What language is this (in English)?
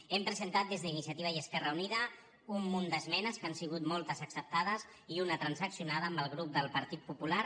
Catalan